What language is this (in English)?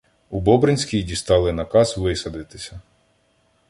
Ukrainian